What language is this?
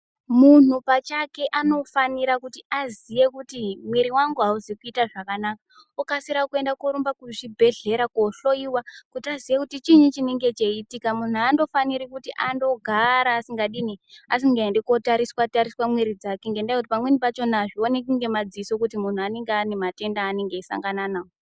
Ndau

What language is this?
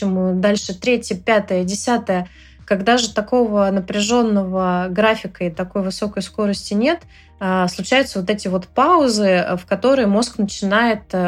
Russian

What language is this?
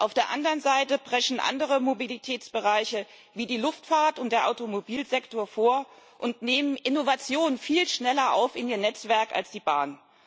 German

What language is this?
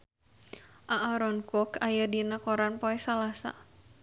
Sundanese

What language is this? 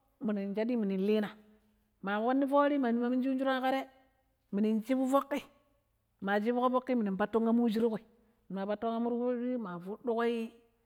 Pero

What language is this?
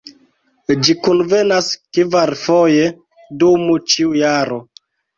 Esperanto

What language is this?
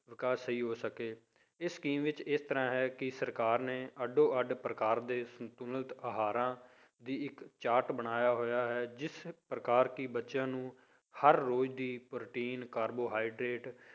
Punjabi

